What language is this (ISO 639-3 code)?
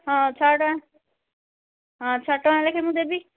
ori